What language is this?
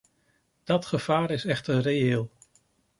Dutch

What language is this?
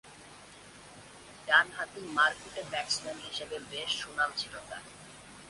Bangla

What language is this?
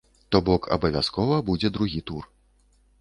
Belarusian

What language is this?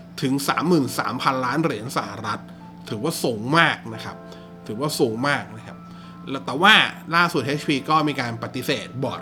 Thai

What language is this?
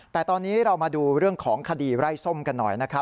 Thai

